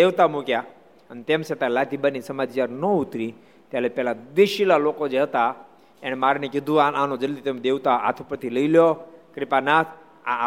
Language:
Gujarati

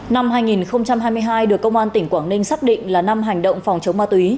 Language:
Vietnamese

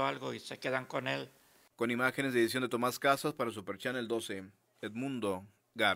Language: Spanish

